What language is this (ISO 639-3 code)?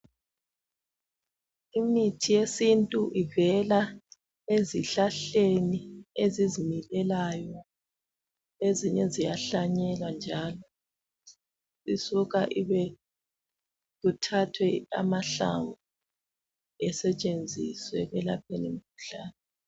nde